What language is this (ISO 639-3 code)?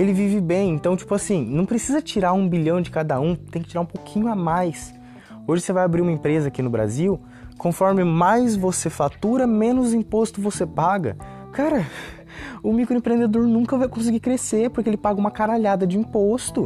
por